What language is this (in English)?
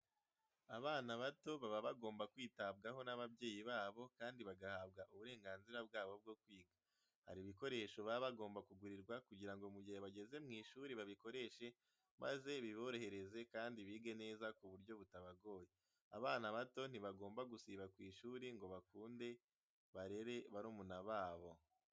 Kinyarwanda